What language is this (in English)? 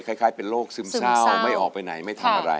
Thai